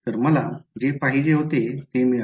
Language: Marathi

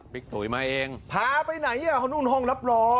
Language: Thai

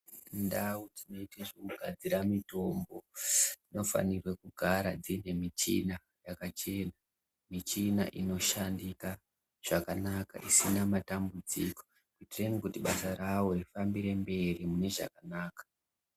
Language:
Ndau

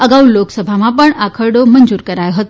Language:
Gujarati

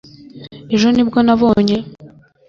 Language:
Kinyarwanda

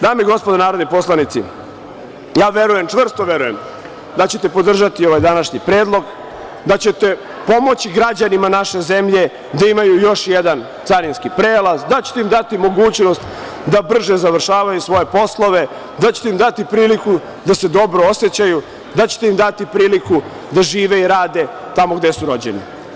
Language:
Serbian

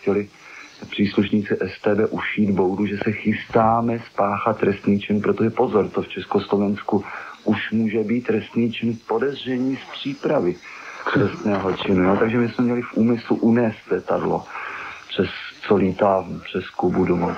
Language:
Czech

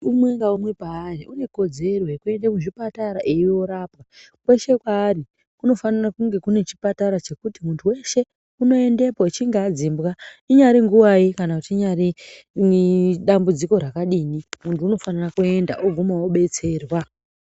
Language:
Ndau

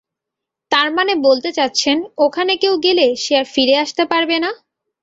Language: Bangla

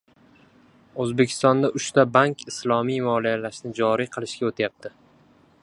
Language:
Uzbek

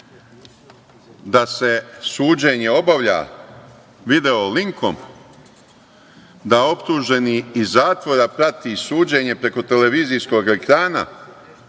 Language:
Serbian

